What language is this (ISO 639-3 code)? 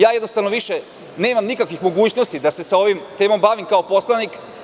srp